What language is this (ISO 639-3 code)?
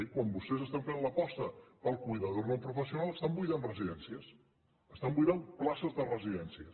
cat